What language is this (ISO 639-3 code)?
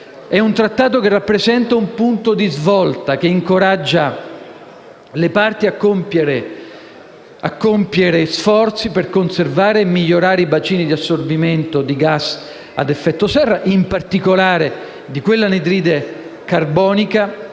ita